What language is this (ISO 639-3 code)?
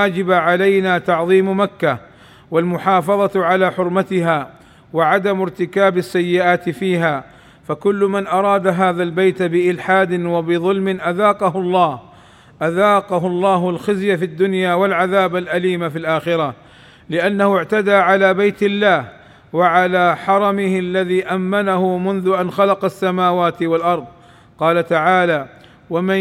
ara